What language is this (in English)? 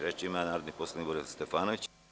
Serbian